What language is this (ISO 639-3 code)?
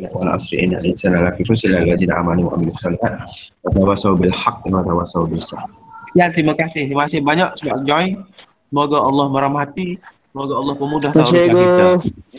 msa